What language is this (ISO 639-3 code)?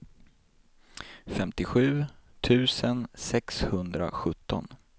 swe